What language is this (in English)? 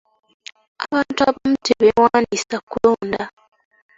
Ganda